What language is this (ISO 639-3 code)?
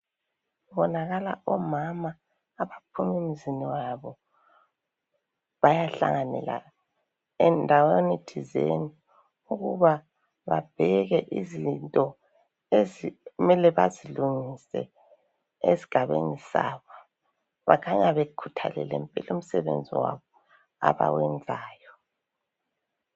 nde